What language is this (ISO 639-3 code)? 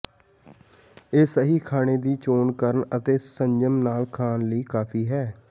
pan